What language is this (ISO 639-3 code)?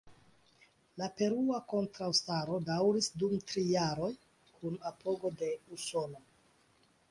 epo